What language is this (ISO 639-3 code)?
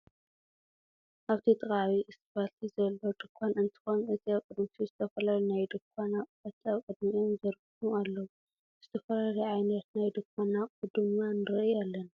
tir